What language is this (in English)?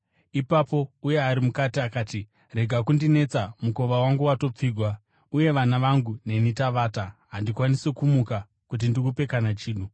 Shona